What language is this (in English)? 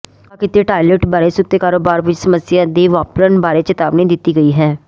Punjabi